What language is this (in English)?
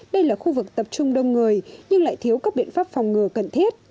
Vietnamese